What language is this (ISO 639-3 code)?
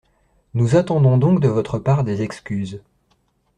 fra